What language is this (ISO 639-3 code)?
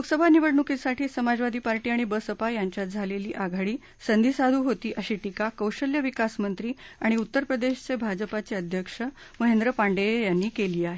mar